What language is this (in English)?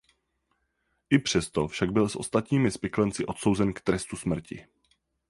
Czech